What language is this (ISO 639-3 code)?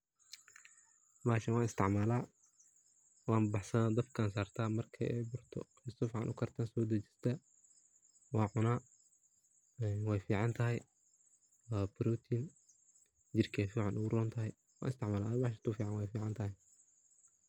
som